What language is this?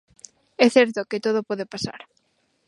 Galician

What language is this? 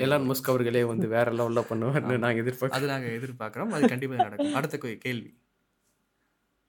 Tamil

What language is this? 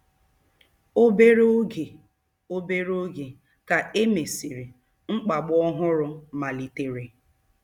Igbo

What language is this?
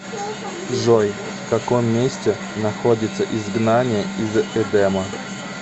Russian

